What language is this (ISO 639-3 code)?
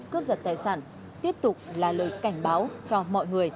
vie